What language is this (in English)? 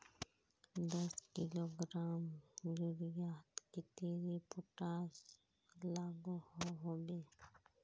Magahi